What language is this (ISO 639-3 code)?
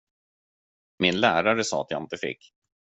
swe